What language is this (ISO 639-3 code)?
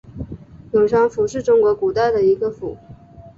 zho